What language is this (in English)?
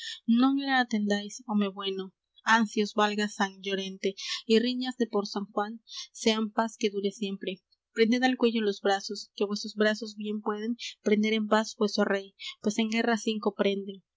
Spanish